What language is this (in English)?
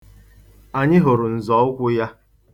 Igbo